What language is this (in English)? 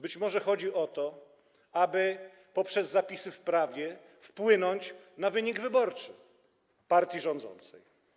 Polish